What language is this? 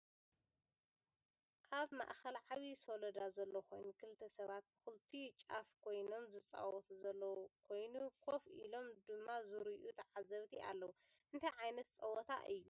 Tigrinya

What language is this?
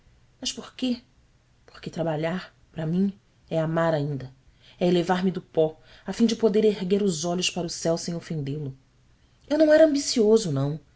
Portuguese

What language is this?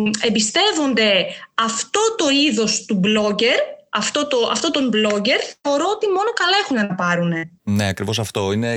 Greek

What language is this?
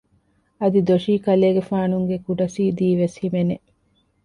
Divehi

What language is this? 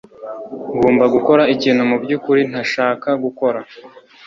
Kinyarwanda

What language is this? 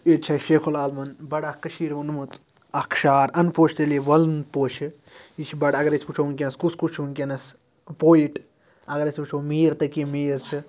Kashmiri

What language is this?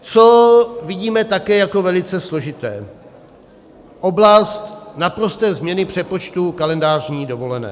Czech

